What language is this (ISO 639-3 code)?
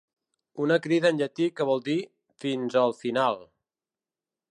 cat